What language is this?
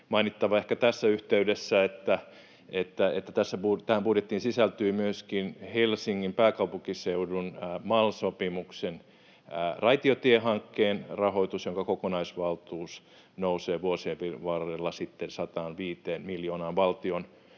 Finnish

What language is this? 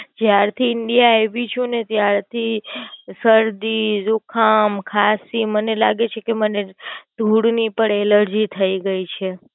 Gujarati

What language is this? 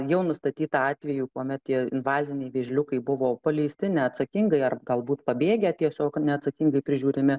Lithuanian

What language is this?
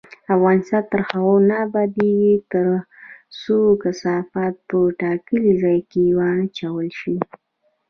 Pashto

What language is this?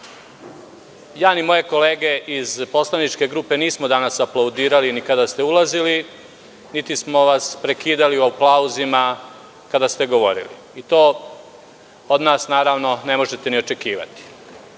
Serbian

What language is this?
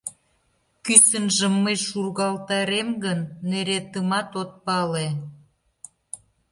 Mari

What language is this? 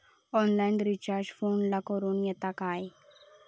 Marathi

